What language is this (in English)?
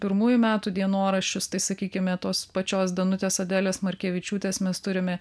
Lithuanian